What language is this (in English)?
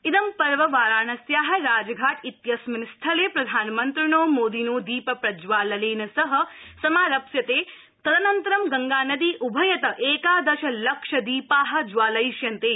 Sanskrit